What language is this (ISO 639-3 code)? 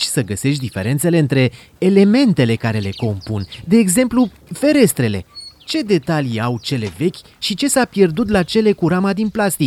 ron